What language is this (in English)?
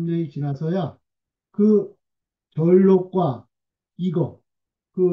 Korean